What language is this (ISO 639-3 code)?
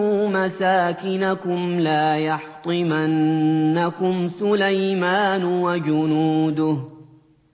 ara